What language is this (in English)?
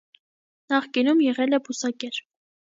Armenian